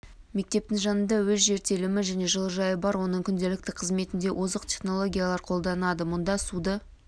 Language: Kazakh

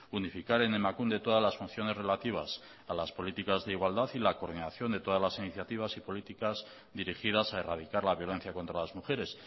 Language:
Spanish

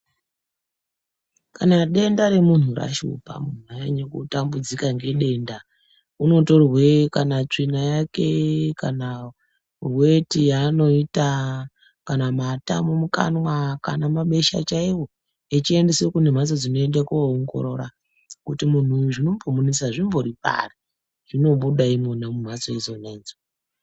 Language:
Ndau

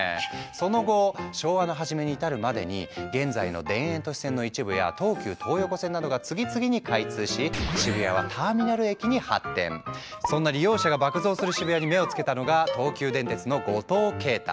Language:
Japanese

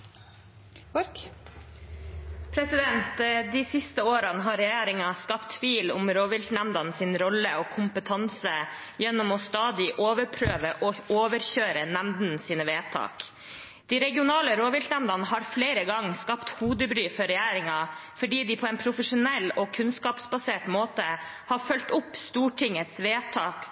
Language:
Norwegian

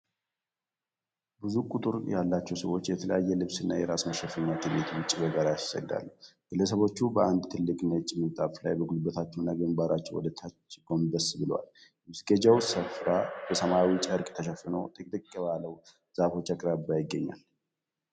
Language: Amharic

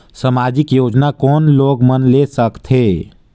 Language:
Chhattisgarhi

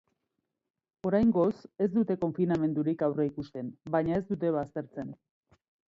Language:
Basque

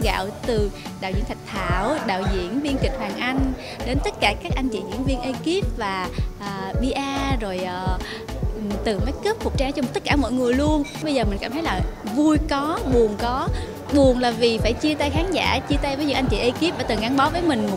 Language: Vietnamese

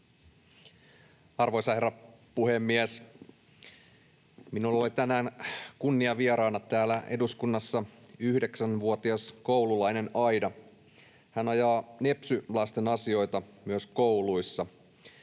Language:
Finnish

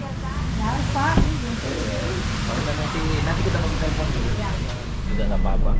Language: Indonesian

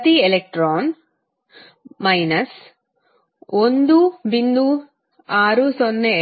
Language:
Kannada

